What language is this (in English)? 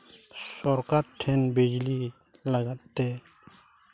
Santali